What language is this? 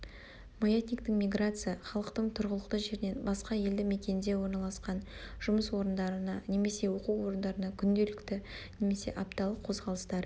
Kazakh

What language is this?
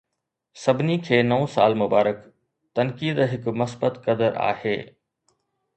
Sindhi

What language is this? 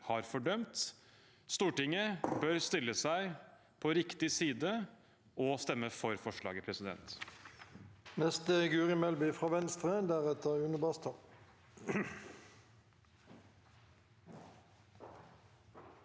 Norwegian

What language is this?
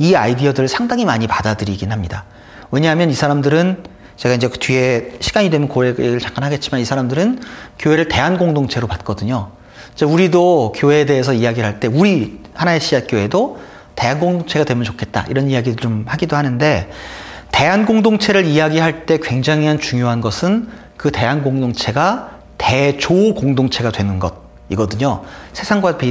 Korean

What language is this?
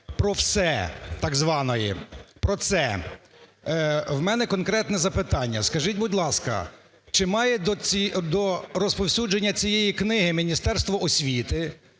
Ukrainian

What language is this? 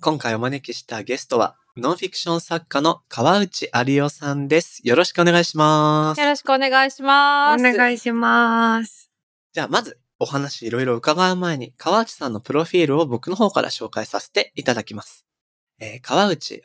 Japanese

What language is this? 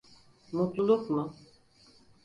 Turkish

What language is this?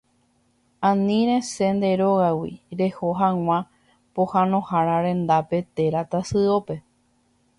Guarani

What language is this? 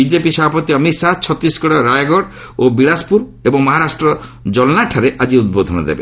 Odia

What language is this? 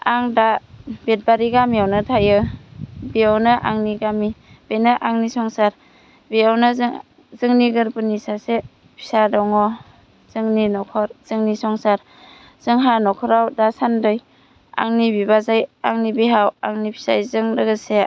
Bodo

